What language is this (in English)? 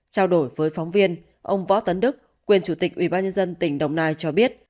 Vietnamese